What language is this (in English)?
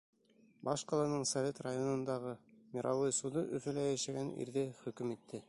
Bashkir